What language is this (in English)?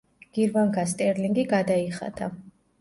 Georgian